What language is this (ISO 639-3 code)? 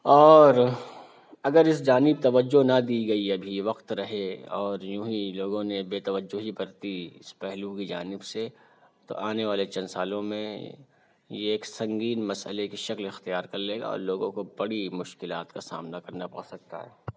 urd